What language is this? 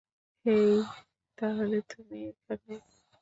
Bangla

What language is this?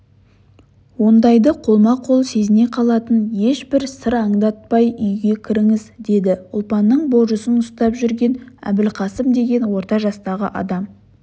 Kazakh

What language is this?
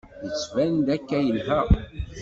Kabyle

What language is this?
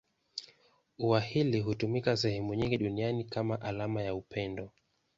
Swahili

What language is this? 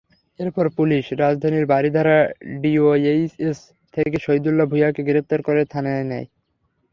Bangla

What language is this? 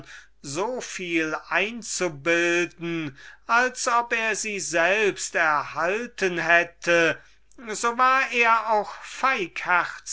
German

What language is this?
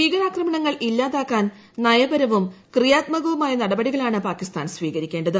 Malayalam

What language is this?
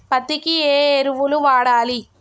Telugu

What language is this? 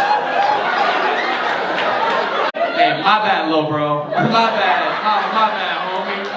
English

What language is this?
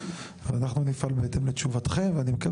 Hebrew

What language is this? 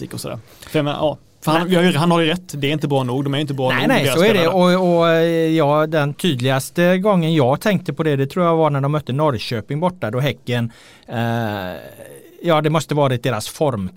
Swedish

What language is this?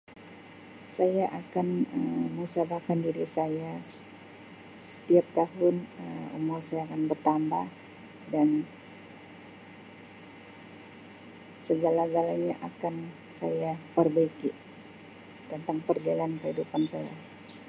Sabah Malay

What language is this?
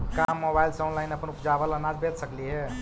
Magahi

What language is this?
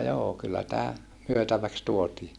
Finnish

